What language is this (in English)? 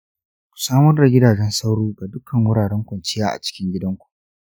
Hausa